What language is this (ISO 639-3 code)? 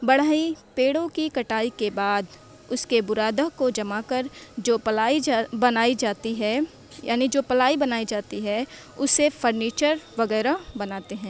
urd